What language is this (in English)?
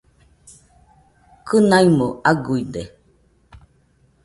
Nüpode Huitoto